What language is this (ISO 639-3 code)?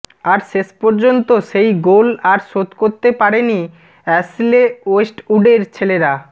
ben